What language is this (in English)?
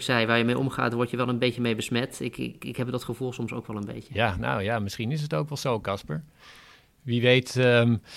Dutch